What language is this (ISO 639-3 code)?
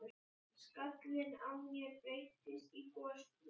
isl